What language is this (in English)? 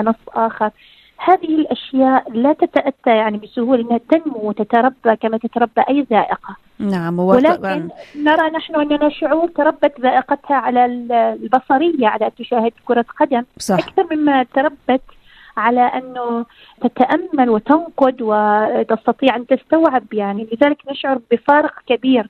Arabic